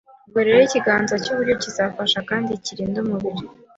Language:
Kinyarwanda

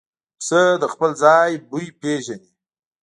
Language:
Pashto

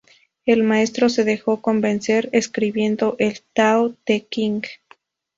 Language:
Spanish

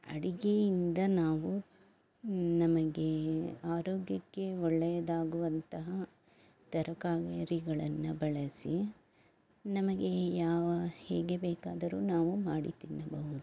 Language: Kannada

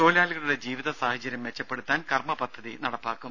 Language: Malayalam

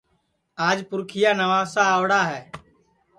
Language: Sansi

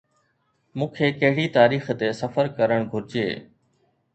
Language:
Sindhi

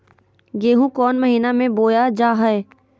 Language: Magahi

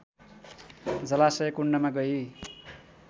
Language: Nepali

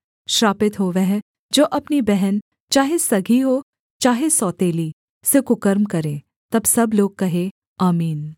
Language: Hindi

